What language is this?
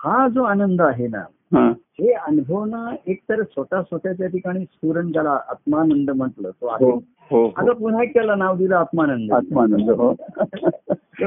Marathi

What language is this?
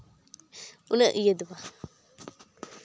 Santali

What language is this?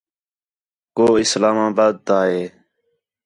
Khetrani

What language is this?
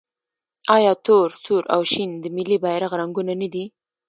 Pashto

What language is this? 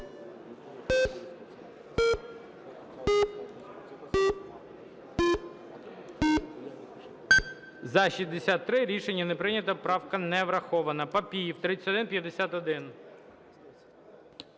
Ukrainian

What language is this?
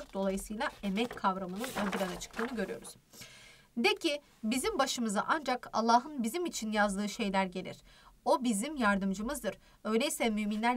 Turkish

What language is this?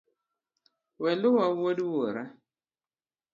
Luo (Kenya and Tanzania)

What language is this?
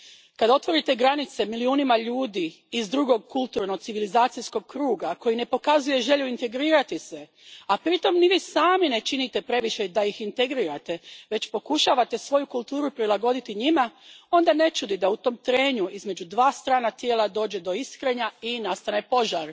Croatian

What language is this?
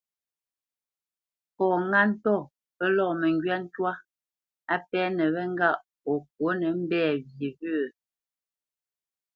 Bamenyam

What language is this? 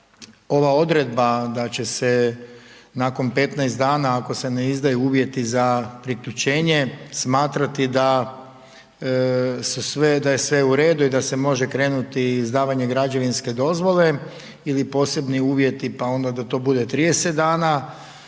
Croatian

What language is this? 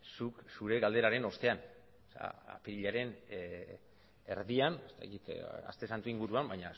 Basque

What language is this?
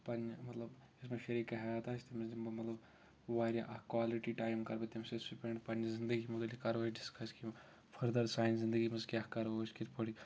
Kashmiri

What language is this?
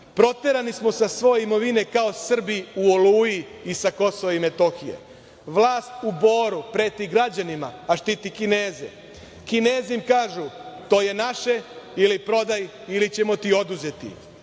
Serbian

